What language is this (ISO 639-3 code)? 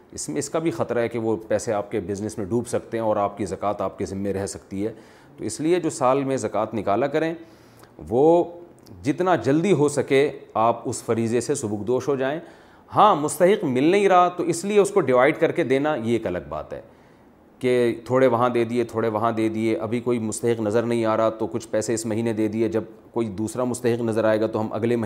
urd